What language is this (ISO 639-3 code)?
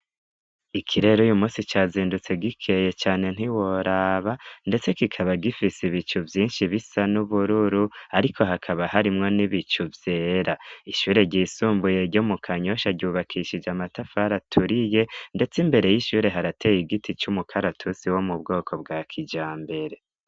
run